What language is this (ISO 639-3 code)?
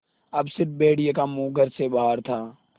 hin